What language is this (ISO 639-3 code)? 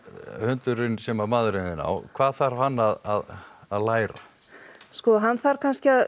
isl